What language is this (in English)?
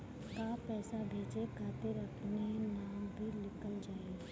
Bhojpuri